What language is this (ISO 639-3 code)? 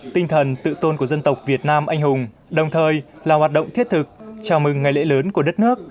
vie